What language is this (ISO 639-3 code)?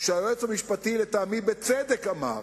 heb